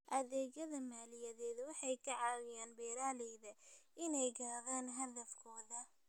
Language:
Somali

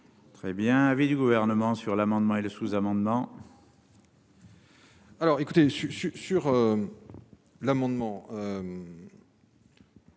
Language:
French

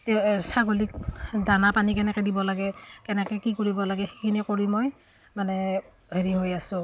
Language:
Assamese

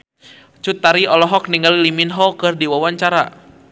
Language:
Sundanese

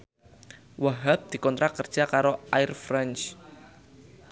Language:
Javanese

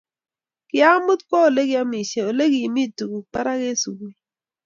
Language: Kalenjin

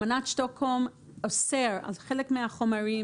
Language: Hebrew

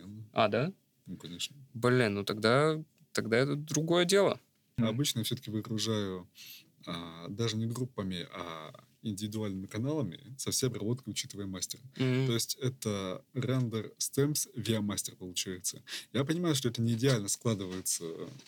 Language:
Russian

